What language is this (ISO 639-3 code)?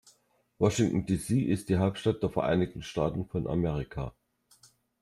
deu